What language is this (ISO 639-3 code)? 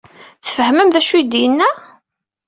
kab